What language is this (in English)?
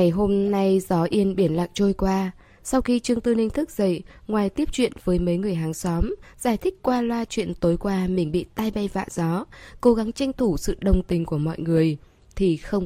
Vietnamese